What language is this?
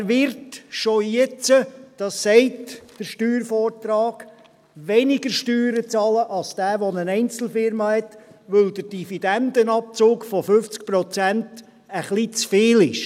Swiss German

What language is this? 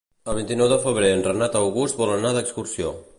Catalan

